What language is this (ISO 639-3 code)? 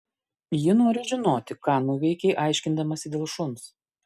lit